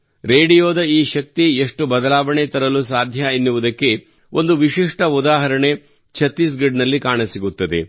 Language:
Kannada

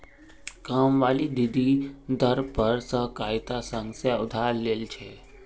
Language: Magahi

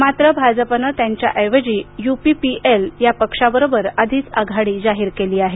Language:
Marathi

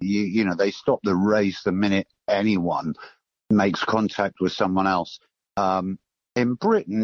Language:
English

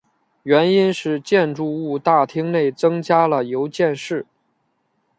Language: Chinese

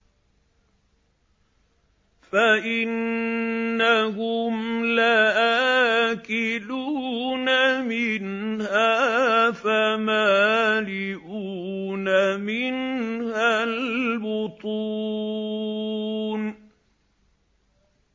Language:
Arabic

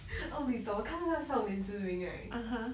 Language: English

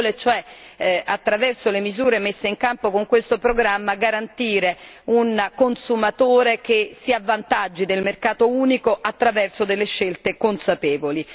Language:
Italian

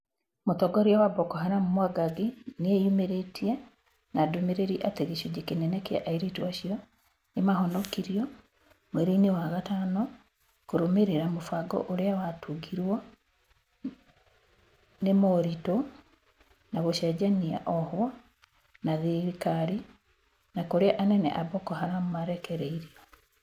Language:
Kikuyu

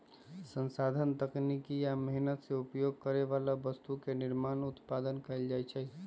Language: Magahi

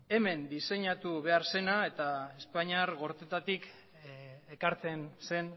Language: Basque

